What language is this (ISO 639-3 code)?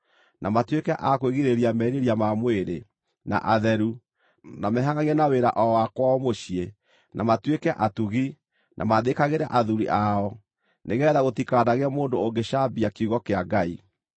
kik